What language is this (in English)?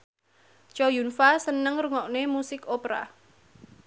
Javanese